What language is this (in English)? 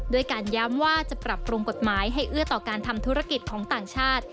Thai